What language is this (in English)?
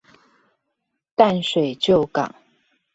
Chinese